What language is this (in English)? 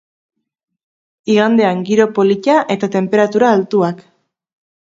Basque